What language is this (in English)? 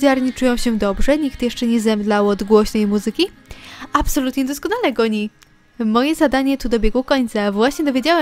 Polish